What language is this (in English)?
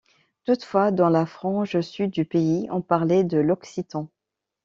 French